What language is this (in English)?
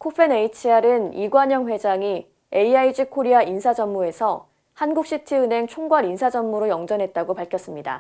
Korean